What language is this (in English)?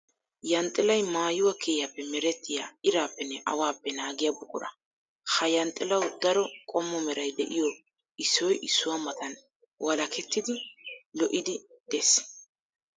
Wolaytta